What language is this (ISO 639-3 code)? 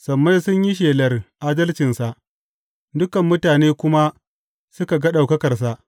hau